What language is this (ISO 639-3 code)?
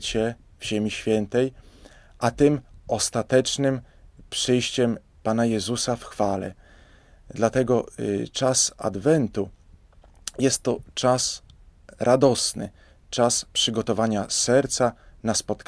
pol